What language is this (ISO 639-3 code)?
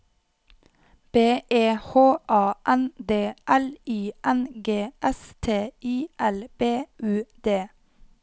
nor